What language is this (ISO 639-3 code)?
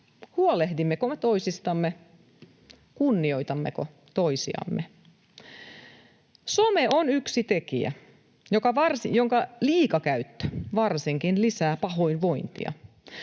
fin